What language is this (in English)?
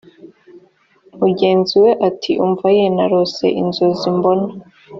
Kinyarwanda